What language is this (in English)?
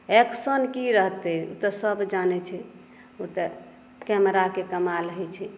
Maithili